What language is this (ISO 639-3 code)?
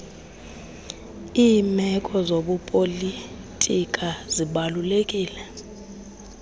xho